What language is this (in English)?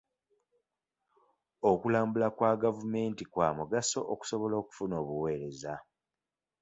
Ganda